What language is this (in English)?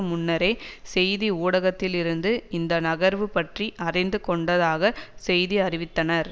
Tamil